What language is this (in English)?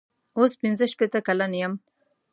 Pashto